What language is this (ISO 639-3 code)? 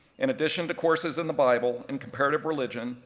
eng